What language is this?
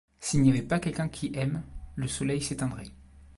French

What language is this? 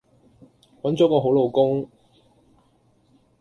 Cantonese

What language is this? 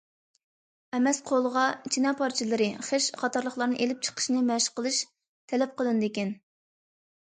Uyghur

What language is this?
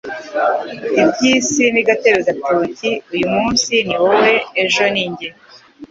Kinyarwanda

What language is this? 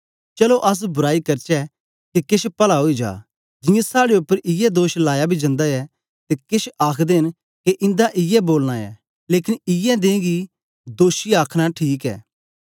Dogri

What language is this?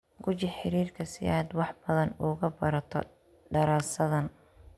Somali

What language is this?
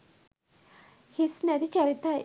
Sinhala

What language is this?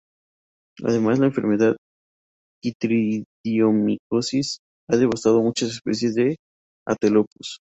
Spanish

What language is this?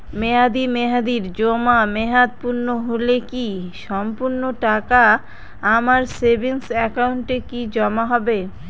Bangla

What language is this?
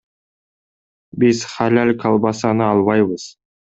Kyrgyz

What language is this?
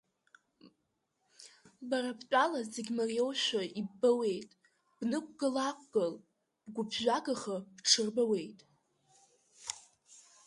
Abkhazian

